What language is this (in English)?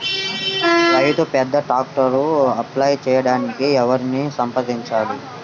Telugu